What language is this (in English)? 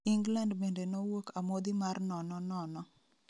Luo (Kenya and Tanzania)